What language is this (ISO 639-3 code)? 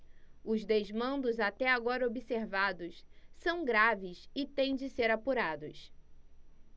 por